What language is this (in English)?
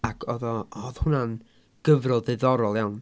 Welsh